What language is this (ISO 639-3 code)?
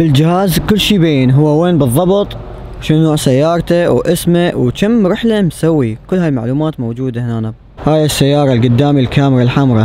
ara